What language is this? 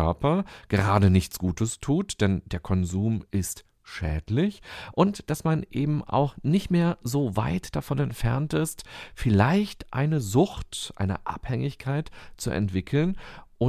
German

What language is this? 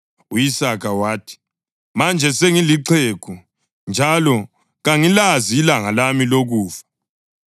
North Ndebele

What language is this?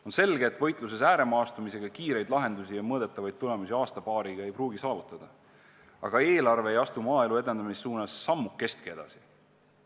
Estonian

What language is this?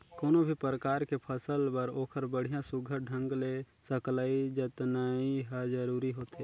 Chhattisgarhi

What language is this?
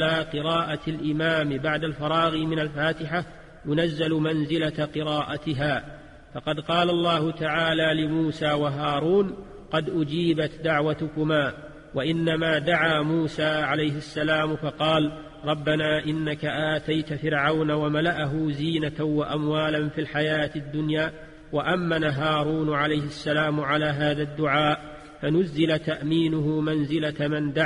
Arabic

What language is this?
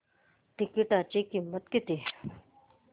Marathi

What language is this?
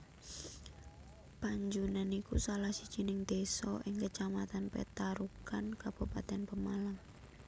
Javanese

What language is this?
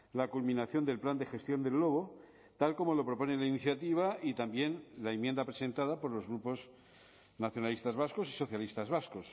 Spanish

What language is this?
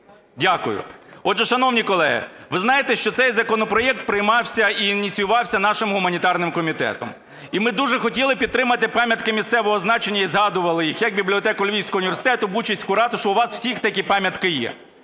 Ukrainian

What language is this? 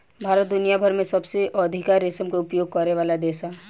Bhojpuri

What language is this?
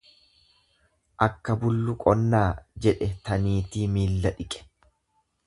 Oromo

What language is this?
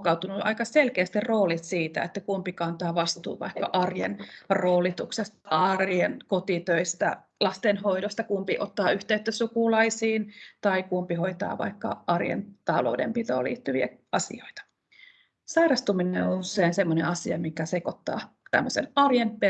Finnish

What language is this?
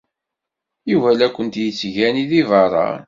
Kabyle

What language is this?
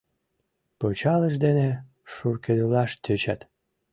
Mari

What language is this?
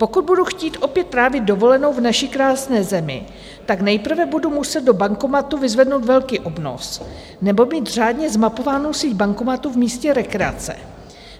Czech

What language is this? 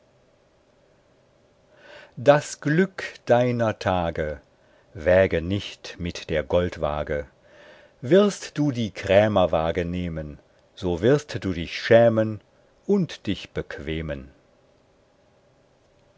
German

